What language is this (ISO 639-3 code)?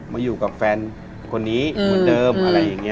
tha